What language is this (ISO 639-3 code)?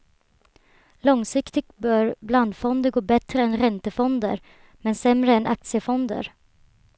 swe